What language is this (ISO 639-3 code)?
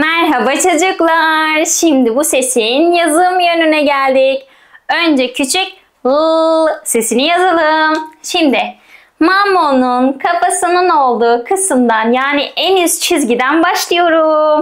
tur